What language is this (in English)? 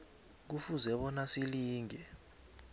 South Ndebele